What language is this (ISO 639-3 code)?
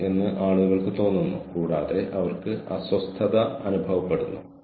mal